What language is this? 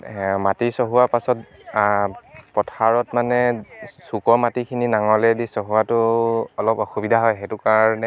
Assamese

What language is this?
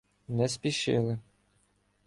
Ukrainian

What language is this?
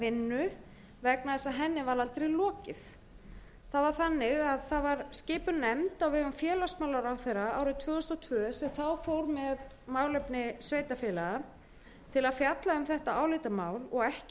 Icelandic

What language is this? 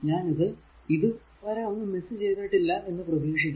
Malayalam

